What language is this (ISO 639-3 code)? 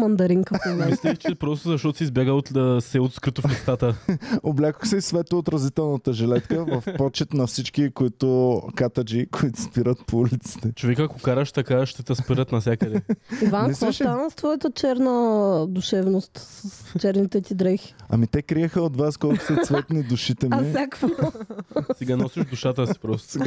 bul